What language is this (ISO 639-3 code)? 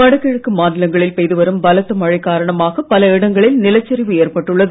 tam